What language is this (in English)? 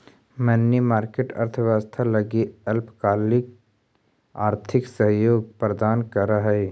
Magahi